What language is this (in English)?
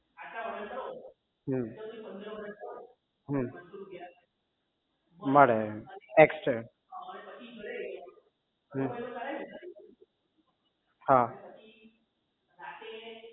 Gujarati